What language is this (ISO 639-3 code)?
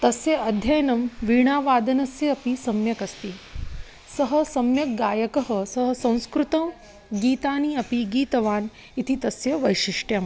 san